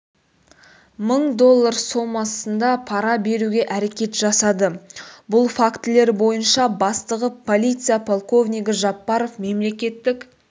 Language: Kazakh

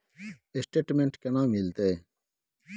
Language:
Maithili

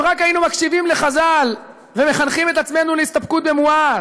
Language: Hebrew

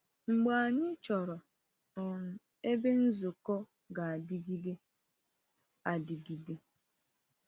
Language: Igbo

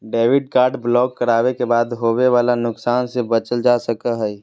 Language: Magahi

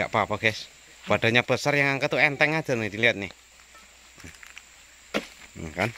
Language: Indonesian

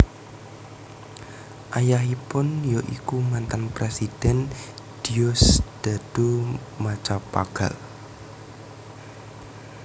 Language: Javanese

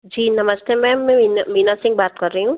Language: Hindi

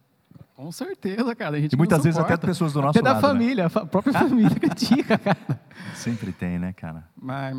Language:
Portuguese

